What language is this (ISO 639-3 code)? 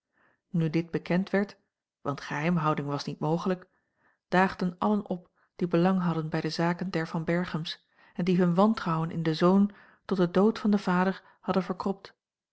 nld